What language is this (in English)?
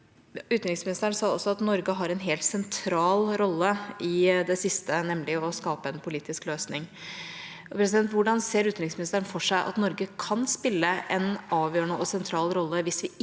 Norwegian